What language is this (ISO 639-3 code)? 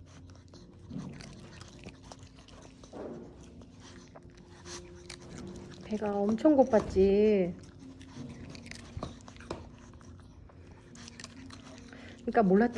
kor